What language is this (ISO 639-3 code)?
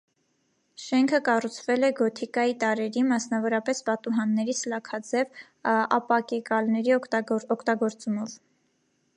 hye